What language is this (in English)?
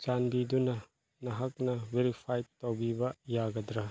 Manipuri